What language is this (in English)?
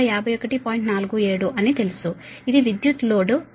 Telugu